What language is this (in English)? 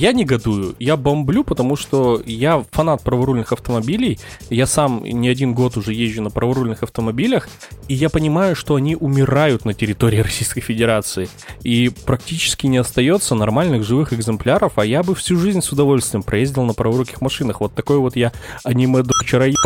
Russian